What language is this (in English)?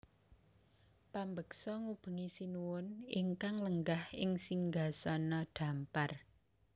Javanese